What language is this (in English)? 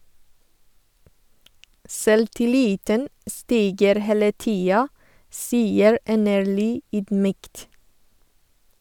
Norwegian